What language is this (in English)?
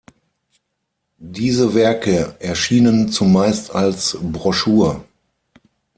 German